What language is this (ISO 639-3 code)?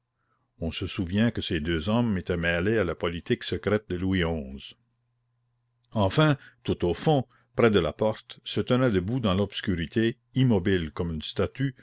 fra